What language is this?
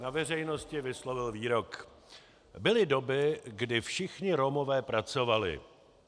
Czech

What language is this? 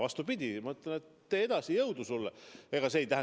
Estonian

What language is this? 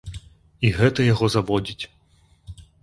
Belarusian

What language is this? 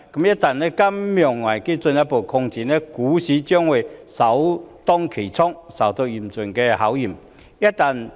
Cantonese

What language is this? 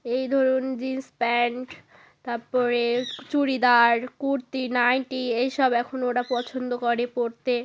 Bangla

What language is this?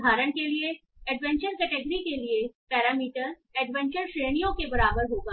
Hindi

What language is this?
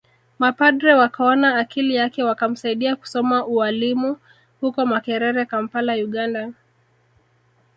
Swahili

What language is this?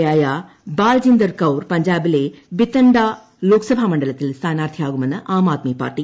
Malayalam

